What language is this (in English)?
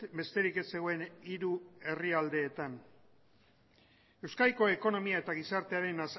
Basque